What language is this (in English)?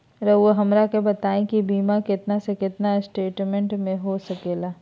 Magahi